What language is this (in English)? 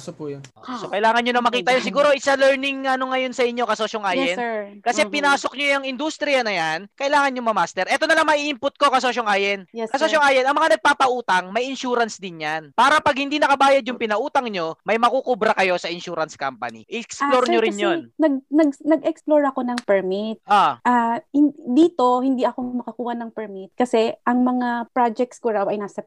Filipino